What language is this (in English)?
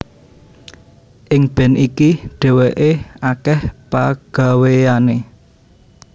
Javanese